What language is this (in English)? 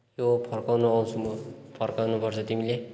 Nepali